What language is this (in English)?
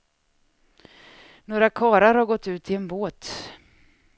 Swedish